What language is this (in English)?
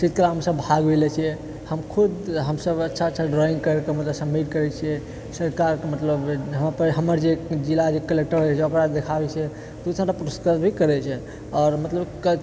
Maithili